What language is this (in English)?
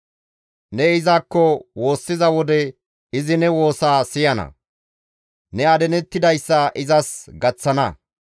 Gamo